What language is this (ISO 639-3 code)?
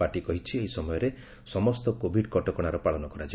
ori